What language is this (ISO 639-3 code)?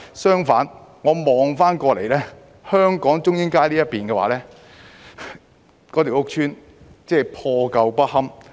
yue